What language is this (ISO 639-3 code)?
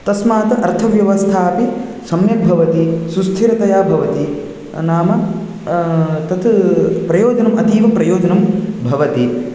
san